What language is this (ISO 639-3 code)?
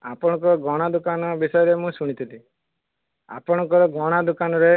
ori